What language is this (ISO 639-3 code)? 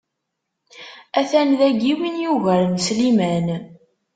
kab